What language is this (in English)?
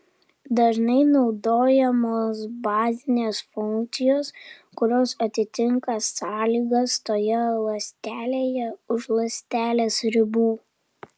Lithuanian